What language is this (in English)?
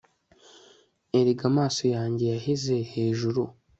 Kinyarwanda